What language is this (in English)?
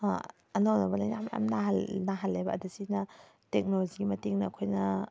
Manipuri